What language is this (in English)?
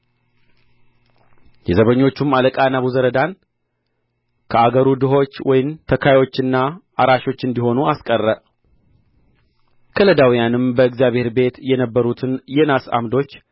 Amharic